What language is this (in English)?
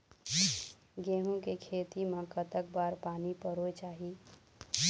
Chhattisgarhi